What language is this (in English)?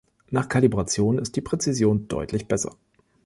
German